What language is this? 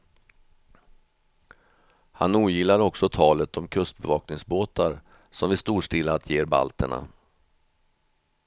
Swedish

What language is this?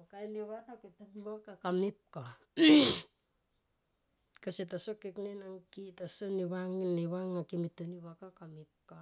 Tomoip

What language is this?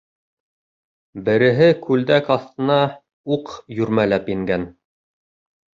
Bashkir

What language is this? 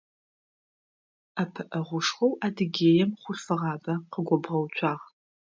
Adyghe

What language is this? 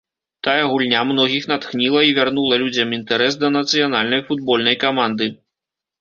Belarusian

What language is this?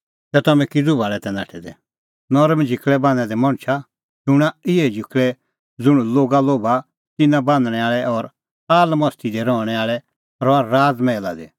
Kullu Pahari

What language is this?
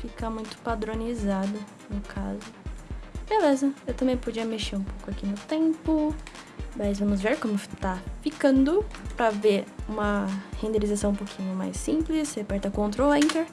Portuguese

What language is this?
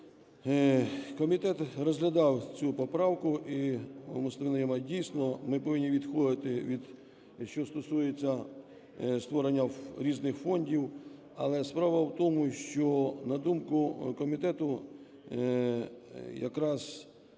Ukrainian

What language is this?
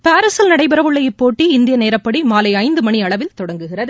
Tamil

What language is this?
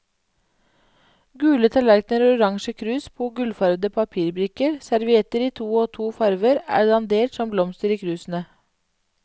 Norwegian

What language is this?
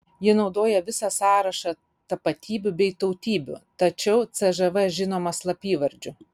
Lithuanian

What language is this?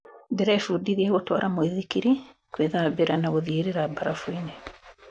Kikuyu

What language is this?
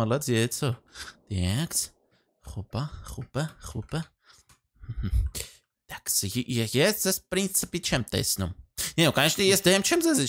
Romanian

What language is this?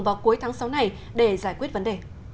Vietnamese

